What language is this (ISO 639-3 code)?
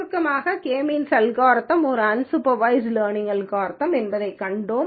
tam